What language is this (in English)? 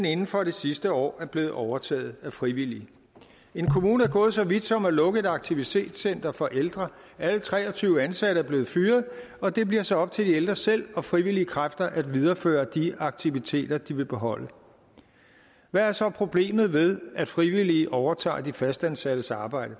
Danish